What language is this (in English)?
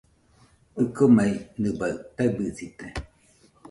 Nüpode Huitoto